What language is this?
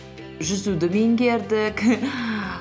Kazakh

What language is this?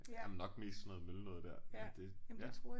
Danish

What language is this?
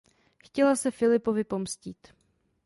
Czech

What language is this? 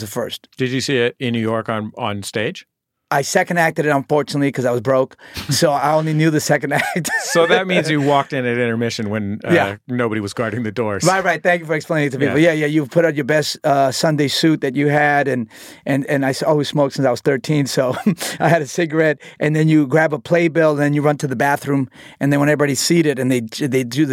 English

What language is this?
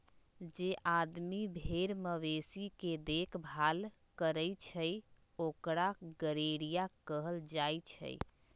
Magahi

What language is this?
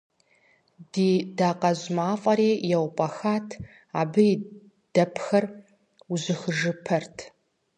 Kabardian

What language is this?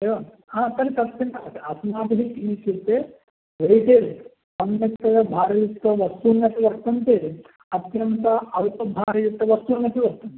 Sanskrit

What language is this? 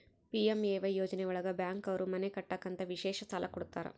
Kannada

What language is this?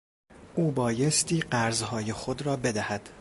Persian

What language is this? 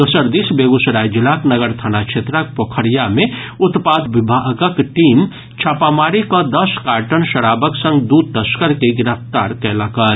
Maithili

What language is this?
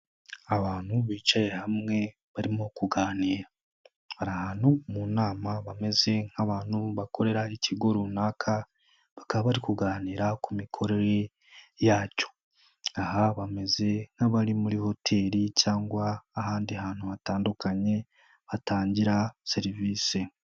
Kinyarwanda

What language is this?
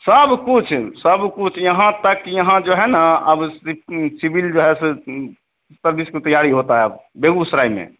Hindi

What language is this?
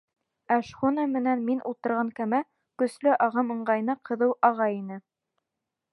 Bashkir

